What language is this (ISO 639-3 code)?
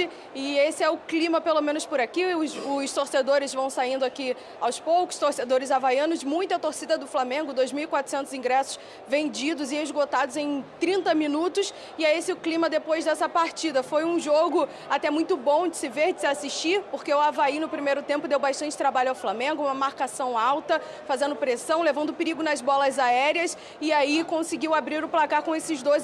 por